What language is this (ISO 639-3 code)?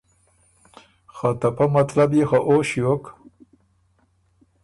oru